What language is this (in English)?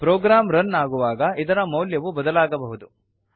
Kannada